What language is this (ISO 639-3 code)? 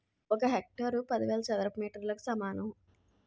tel